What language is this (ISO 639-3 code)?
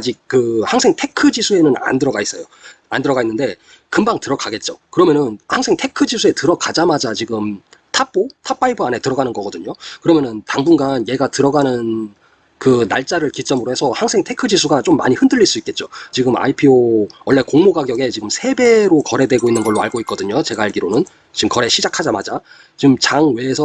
kor